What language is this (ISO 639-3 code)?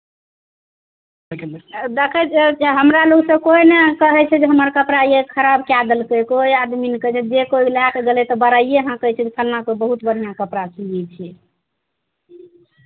mai